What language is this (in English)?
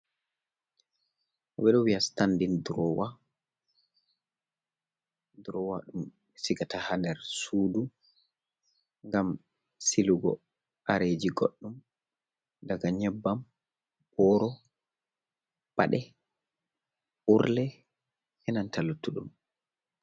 Fula